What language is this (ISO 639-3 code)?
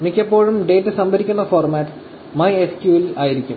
mal